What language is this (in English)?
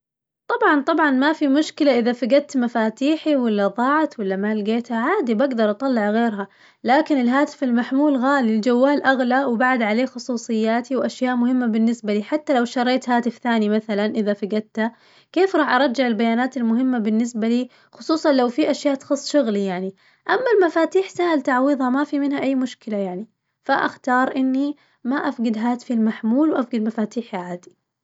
Najdi Arabic